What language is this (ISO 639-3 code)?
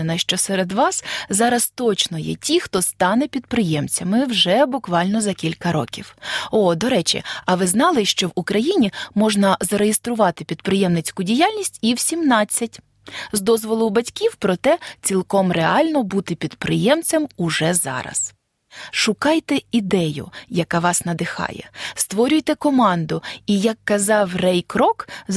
ukr